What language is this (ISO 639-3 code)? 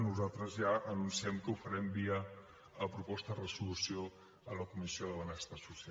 cat